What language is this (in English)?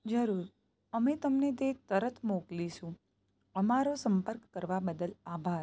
Gujarati